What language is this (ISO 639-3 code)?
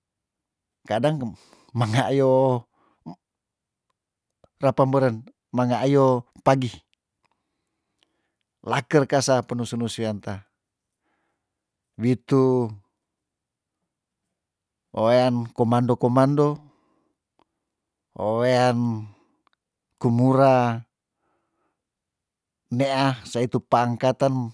tdn